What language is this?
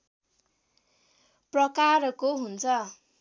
Nepali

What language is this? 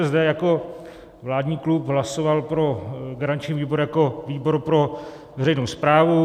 Czech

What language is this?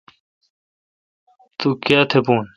Kalkoti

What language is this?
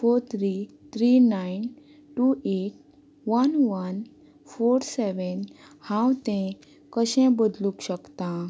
Konkani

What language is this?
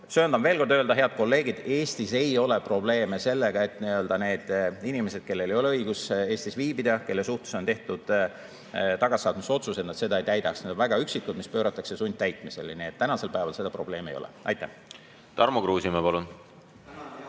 Estonian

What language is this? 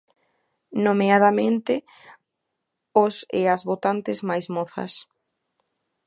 Galician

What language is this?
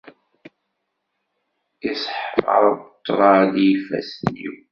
Kabyle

